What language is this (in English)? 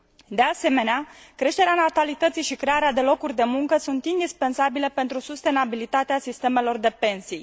Romanian